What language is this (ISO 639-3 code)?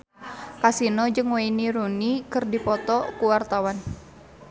sun